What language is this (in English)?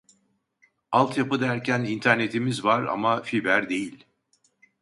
Turkish